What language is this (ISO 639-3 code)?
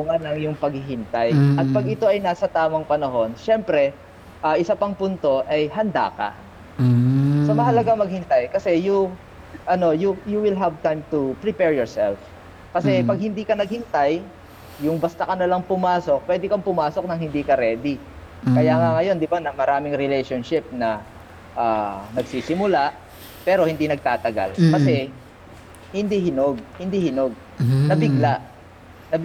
fil